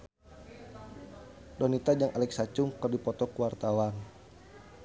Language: Sundanese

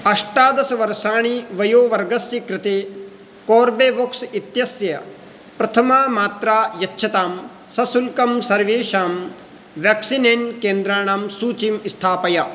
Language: Sanskrit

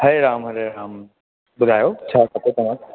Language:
Sindhi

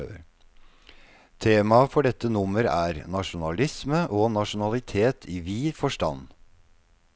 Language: Norwegian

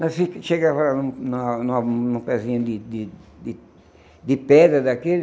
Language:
Portuguese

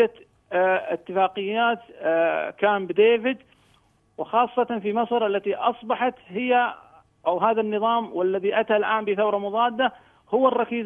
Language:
Arabic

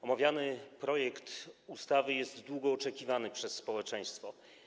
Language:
Polish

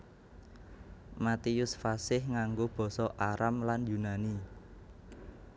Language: Javanese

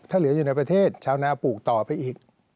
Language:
Thai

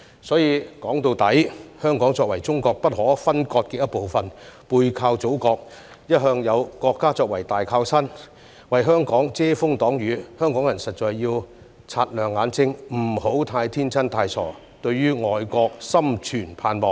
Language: Cantonese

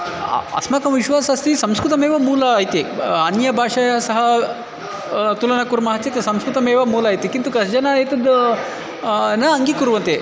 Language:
Sanskrit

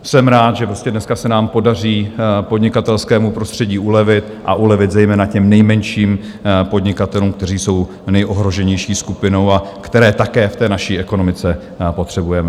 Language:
Czech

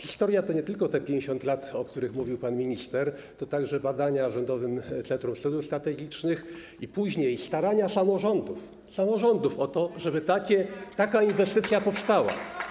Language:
Polish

